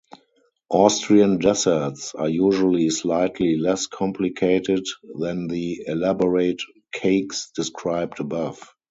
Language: English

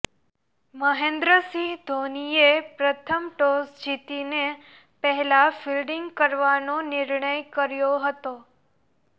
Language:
Gujarati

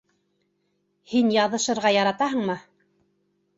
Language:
Bashkir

